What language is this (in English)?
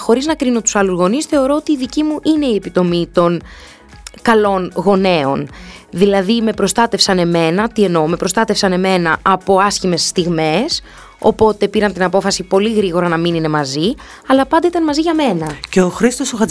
Greek